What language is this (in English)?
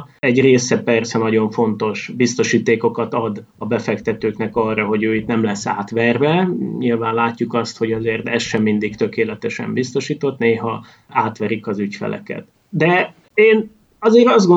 Hungarian